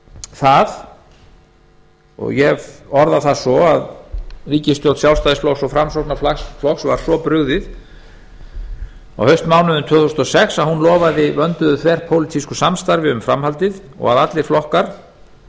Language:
Icelandic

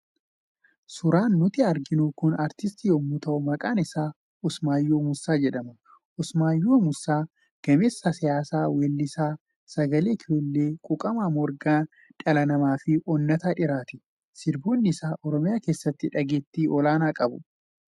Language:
Oromo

